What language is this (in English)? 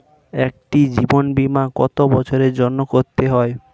Bangla